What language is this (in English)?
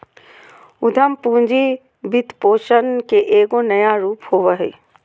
Magahi